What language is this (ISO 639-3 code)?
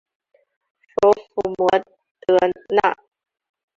zho